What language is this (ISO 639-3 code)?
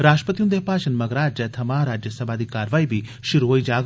doi